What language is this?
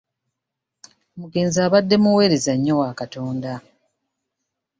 Ganda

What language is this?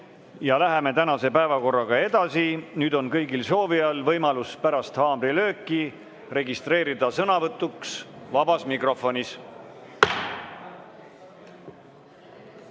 Estonian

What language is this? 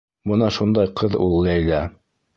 Bashkir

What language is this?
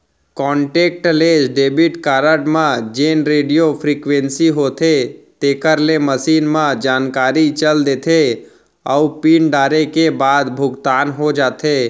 Chhattisgarhi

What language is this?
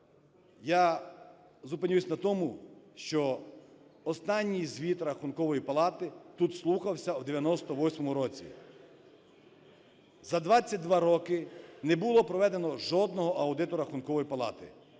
Ukrainian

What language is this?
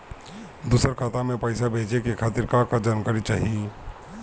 Bhojpuri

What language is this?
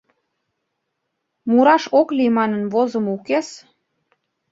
Mari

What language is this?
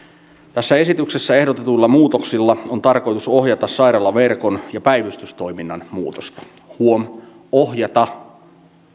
Finnish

